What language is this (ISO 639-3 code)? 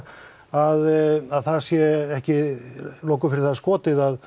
isl